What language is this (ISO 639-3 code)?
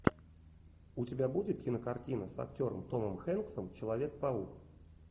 rus